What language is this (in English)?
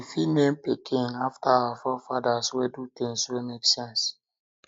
Nigerian Pidgin